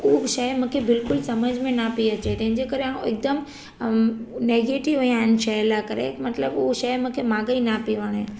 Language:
Sindhi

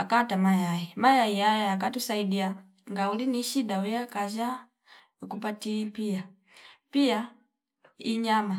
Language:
Fipa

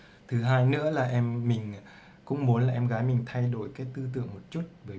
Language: Vietnamese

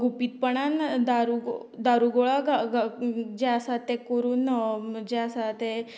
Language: Konkani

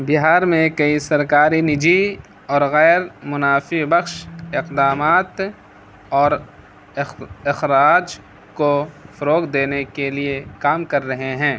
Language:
Urdu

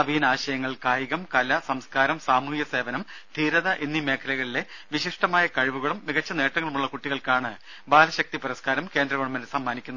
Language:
Malayalam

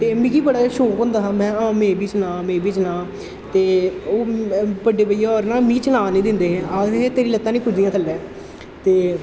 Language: Dogri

